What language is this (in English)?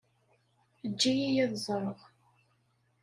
Kabyle